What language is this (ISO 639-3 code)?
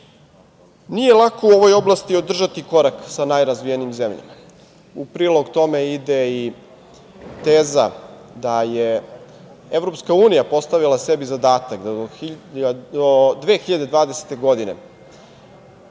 srp